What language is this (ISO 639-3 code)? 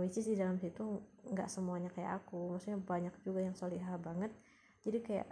ind